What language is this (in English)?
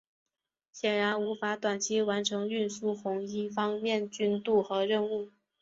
Chinese